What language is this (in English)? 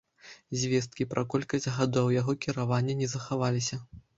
Belarusian